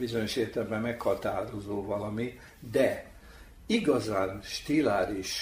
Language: Hungarian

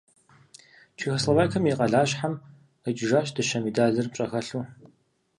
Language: Kabardian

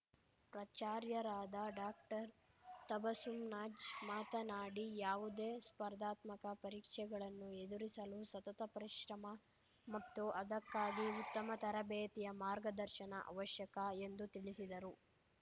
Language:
Kannada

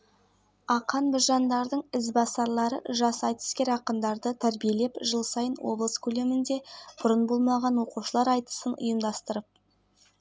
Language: Kazakh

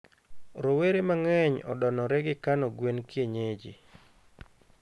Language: Luo (Kenya and Tanzania)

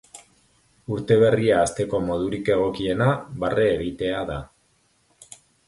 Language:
Basque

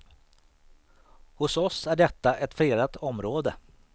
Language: Swedish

